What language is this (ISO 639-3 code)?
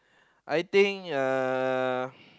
eng